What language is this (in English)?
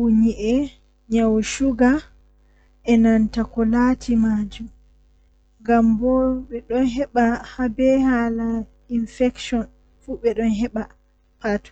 Western Niger Fulfulde